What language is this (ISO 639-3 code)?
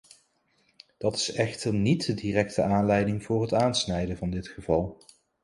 nld